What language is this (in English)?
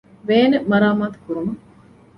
Divehi